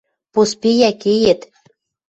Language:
Western Mari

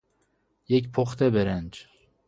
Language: Persian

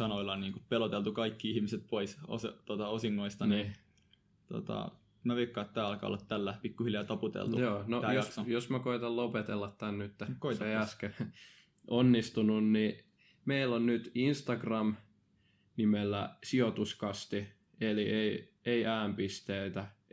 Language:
Finnish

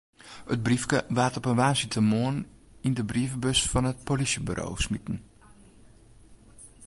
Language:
Western Frisian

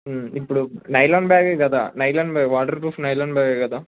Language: Telugu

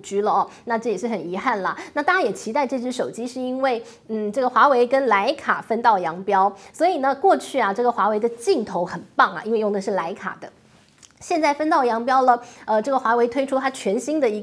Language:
Chinese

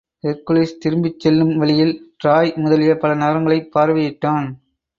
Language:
Tamil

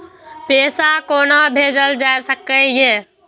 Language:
Maithili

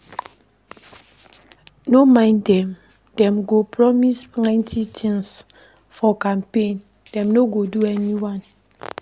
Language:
Nigerian Pidgin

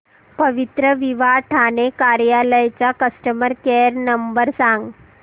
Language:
Marathi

